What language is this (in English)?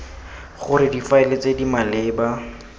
Tswana